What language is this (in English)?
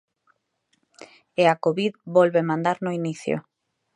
Galician